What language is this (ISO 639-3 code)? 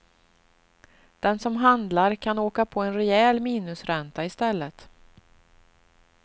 swe